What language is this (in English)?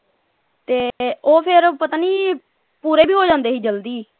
Punjabi